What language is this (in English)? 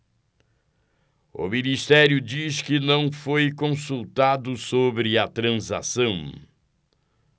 Portuguese